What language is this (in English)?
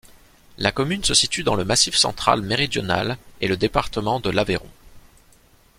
French